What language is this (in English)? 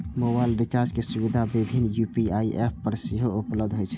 Maithili